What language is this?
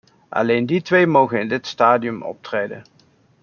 Dutch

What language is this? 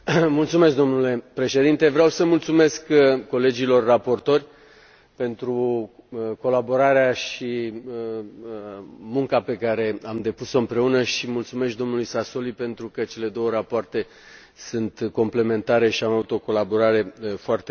Romanian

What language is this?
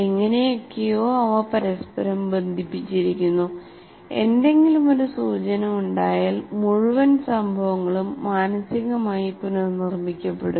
Malayalam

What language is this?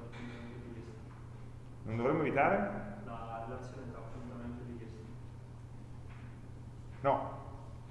Italian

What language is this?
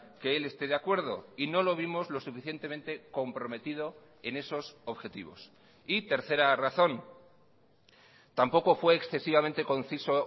Spanish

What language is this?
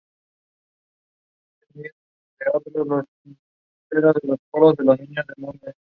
Spanish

